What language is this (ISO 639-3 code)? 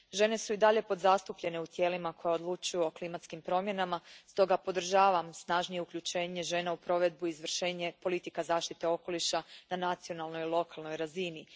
hrv